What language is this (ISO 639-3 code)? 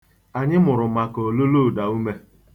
ibo